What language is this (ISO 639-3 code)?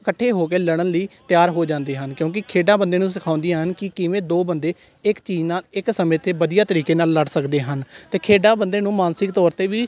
pan